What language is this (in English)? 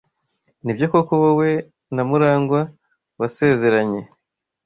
Kinyarwanda